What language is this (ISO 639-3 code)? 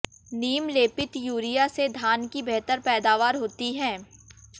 hin